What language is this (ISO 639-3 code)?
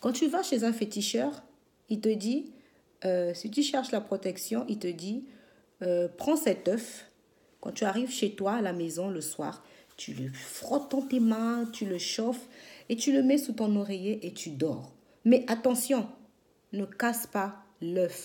fra